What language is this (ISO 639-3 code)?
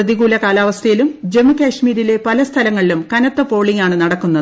mal